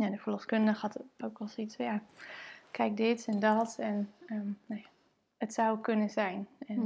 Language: Dutch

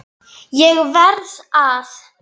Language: Icelandic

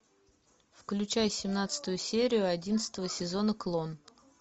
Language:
Russian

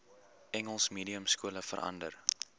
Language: Afrikaans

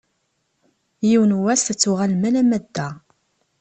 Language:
Kabyle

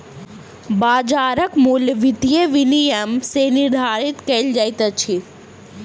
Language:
Maithili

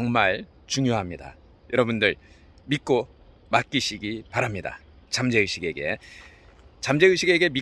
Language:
Korean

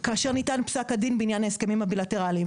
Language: Hebrew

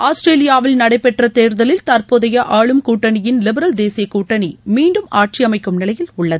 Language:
Tamil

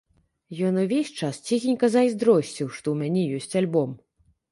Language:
Belarusian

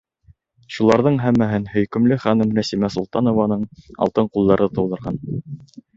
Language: Bashkir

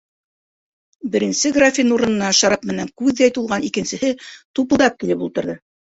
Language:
Bashkir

